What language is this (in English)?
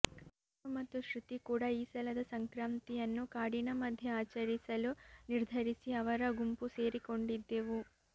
Kannada